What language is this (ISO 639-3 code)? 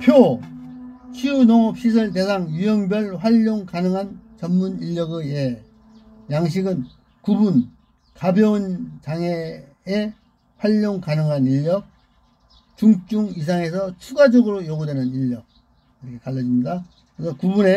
kor